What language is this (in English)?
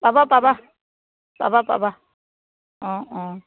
Assamese